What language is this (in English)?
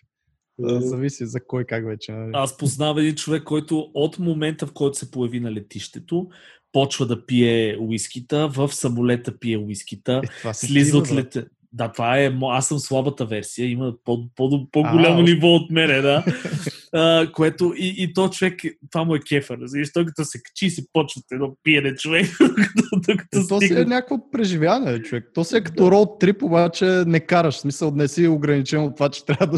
Bulgarian